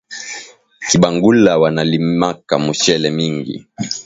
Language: Swahili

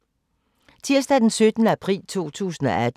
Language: Danish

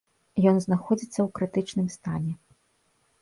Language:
Belarusian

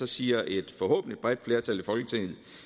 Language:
Danish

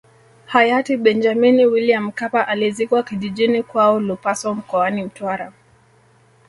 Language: Swahili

